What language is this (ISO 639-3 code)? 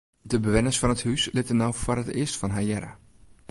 fry